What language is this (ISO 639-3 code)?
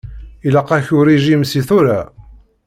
kab